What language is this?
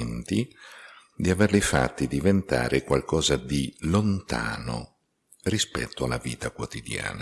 Italian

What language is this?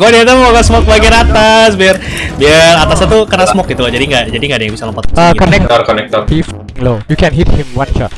Indonesian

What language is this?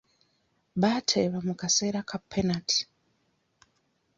Ganda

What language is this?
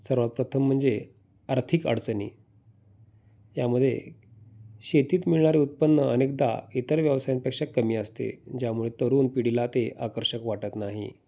Marathi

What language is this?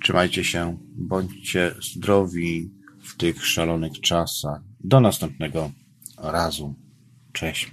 Polish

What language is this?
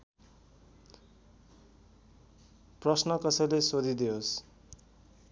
Nepali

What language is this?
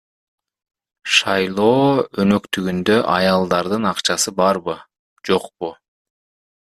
Kyrgyz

